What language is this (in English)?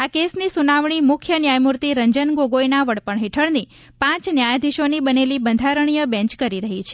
Gujarati